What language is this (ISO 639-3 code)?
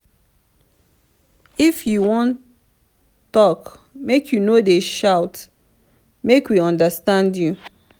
pcm